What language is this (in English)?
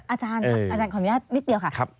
Thai